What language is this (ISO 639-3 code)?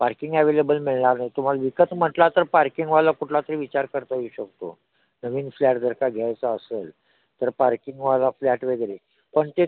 mar